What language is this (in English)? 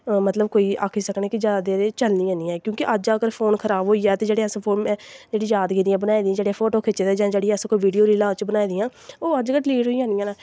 Dogri